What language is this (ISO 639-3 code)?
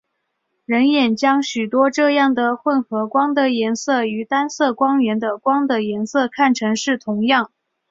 zho